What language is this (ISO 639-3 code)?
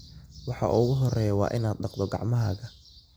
som